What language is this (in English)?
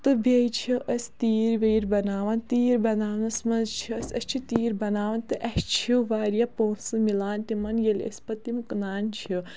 Kashmiri